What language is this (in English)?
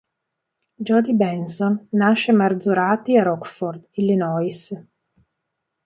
Italian